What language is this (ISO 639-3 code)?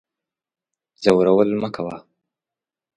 pus